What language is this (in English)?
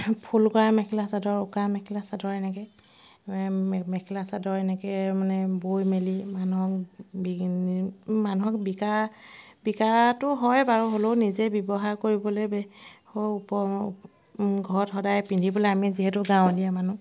Assamese